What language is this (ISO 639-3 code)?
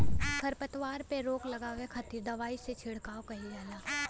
bho